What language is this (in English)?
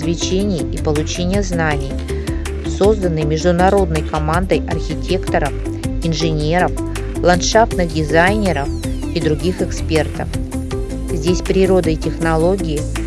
Russian